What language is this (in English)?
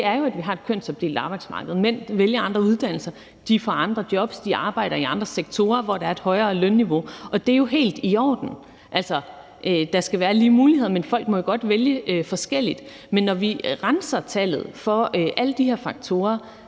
Danish